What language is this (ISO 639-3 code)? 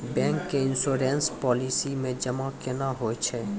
mai